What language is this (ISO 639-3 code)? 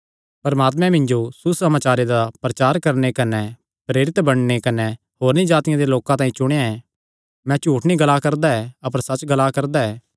xnr